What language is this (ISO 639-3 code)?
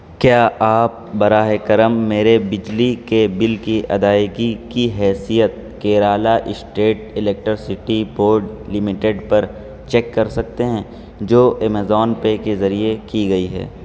urd